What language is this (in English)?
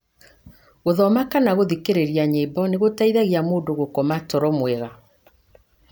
Kikuyu